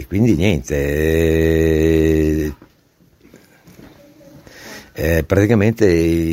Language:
Italian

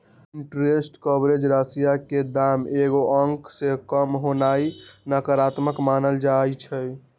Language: Magahi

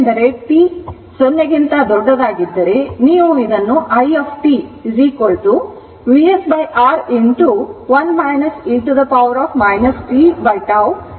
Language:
Kannada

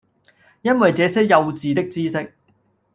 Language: Cantonese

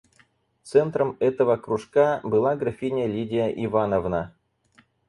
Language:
Russian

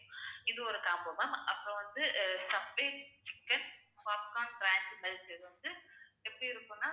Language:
Tamil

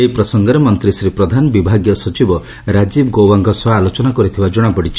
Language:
Odia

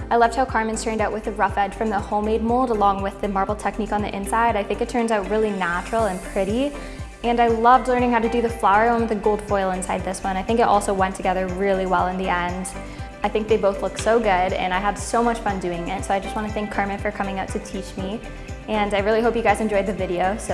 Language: English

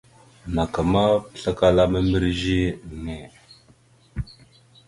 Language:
Mada (Cameroon)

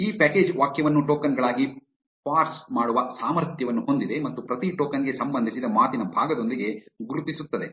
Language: Kannada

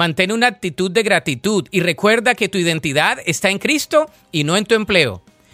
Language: Spanish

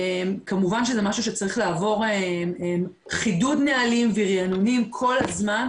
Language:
Hebrew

